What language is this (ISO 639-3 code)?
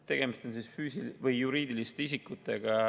est